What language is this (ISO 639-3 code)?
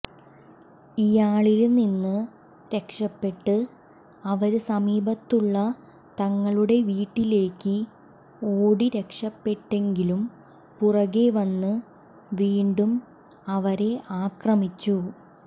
mal